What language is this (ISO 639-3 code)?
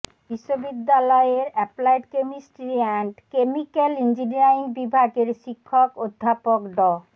ben